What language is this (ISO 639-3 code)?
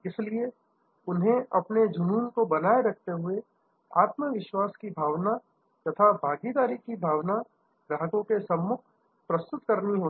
hin